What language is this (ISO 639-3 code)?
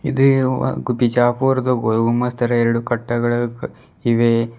kan